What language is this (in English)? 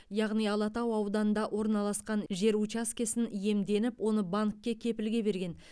Kazakh